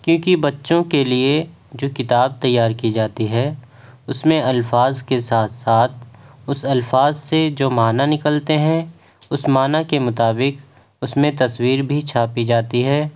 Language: Urdu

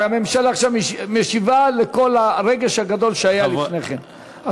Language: Hebrew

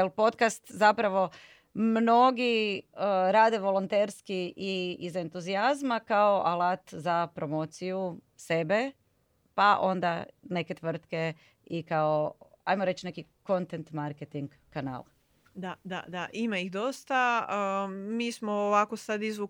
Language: Croatian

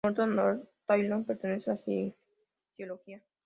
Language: Spanish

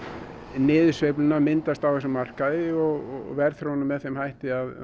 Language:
Icelandic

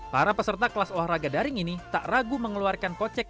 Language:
Indonesian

